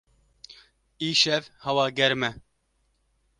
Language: Kurdish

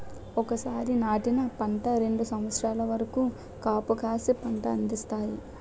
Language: Telugu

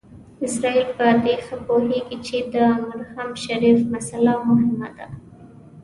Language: Pashto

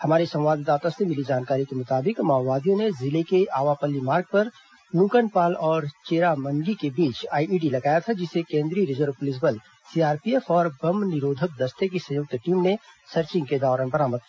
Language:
Hindi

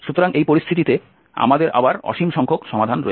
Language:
Bangla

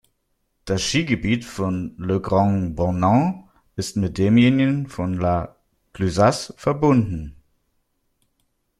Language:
German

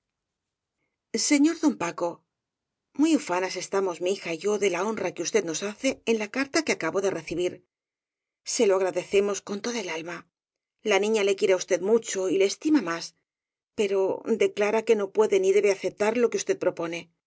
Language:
Spanish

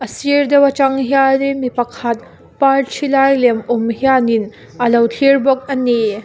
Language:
Mizo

